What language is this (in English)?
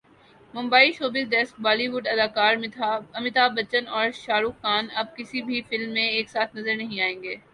Urdu